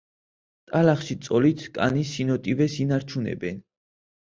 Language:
Georgian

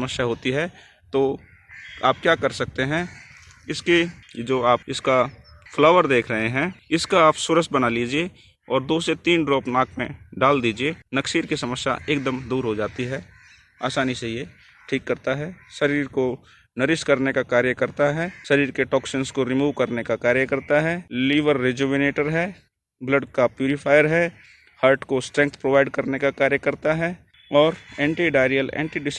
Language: Hindi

